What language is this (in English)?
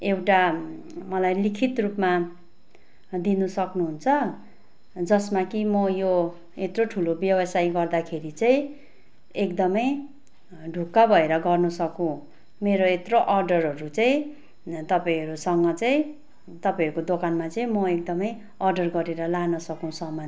Nepali